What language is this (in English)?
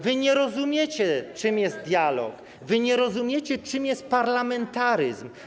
Polish